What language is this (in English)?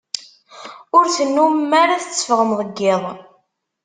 Kabyle